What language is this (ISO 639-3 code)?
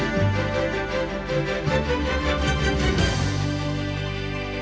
ukr